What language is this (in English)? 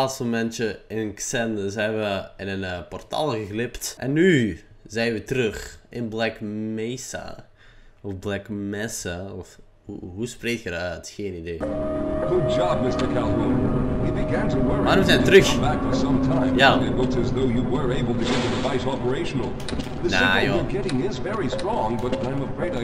Dutch